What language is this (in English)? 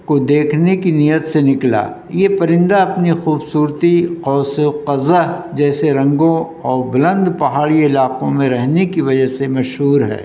Urdu